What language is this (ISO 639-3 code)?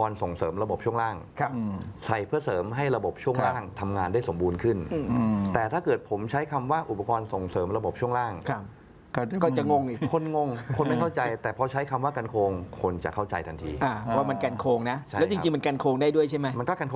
tha